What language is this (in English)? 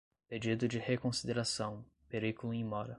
Portuguese